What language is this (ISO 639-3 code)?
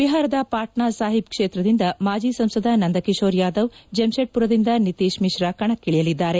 kan